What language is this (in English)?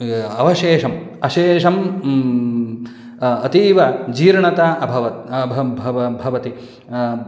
Sanskrit